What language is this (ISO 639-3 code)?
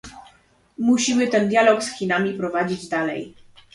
pol